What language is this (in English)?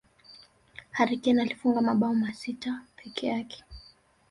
Swahili